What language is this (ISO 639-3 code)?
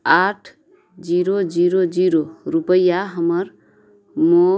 mai